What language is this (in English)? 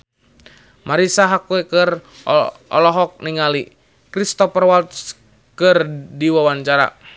Sundanese